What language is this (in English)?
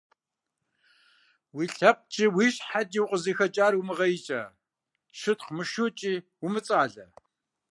Kabardian